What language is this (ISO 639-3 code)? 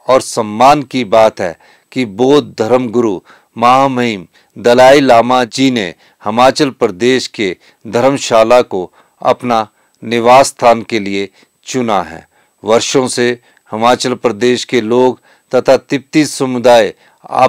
hin